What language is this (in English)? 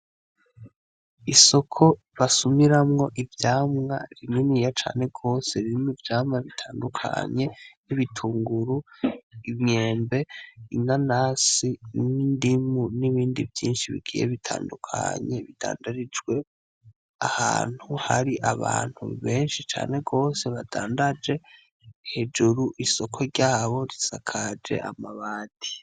Rundi